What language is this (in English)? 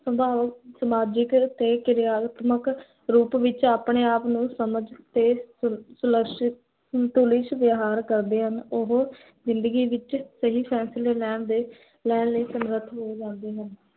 Punjabi